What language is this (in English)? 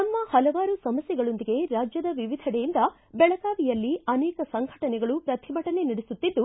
Kannada